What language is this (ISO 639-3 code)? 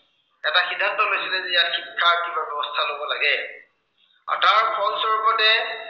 asm